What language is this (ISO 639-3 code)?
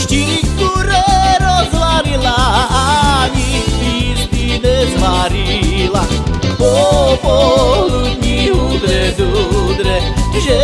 slk